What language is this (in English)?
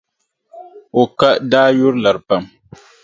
Dagbani